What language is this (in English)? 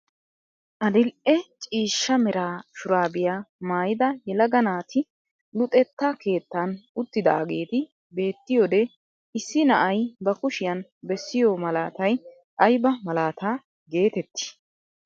Wolaytta